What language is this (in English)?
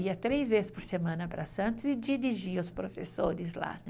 Portuguese